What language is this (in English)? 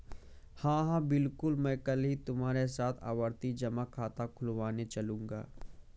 Hindi